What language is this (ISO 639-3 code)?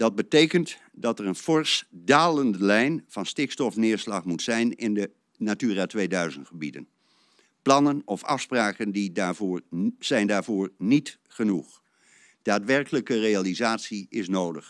nld